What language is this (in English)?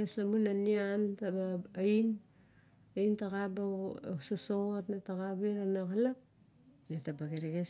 Barok